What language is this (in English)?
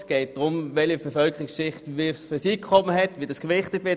Swiss German